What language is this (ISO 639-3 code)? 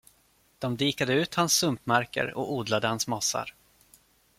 swe